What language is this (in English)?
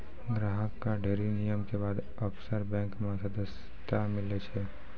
Maithili